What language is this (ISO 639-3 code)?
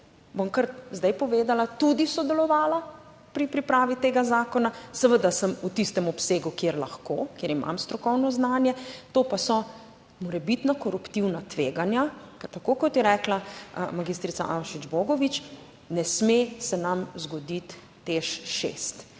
slv